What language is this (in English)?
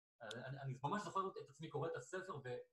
Hebrew